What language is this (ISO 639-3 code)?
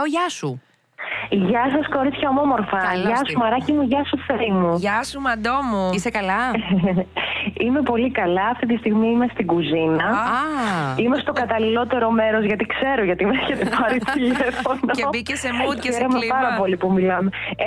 ell